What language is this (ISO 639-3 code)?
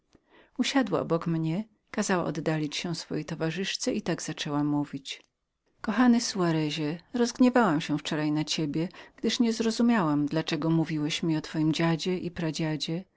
pol